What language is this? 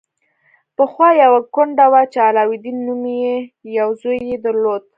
Pashto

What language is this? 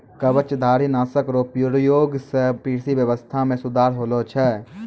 Maithili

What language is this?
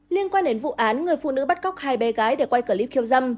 Vietnamese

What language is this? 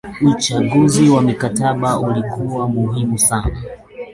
Swahili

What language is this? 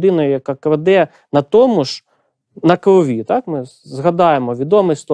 Ukrainian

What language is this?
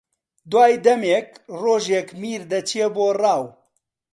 Central Kurdish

